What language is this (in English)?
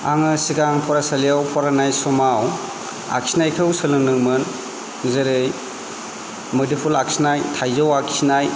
Bodo